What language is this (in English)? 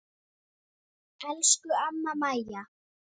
Icelandic